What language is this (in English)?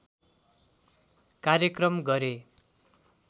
Nepali